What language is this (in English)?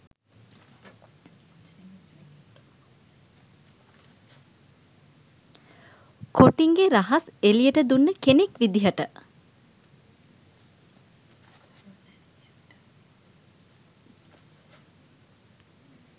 Sinhala